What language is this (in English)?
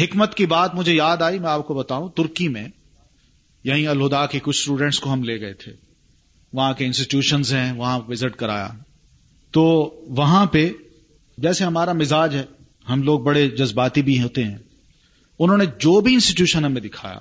Urdu